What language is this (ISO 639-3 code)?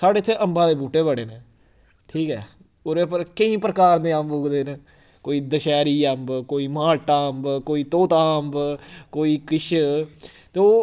doi